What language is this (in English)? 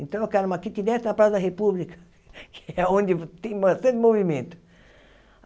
Portuguese